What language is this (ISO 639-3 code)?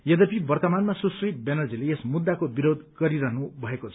nep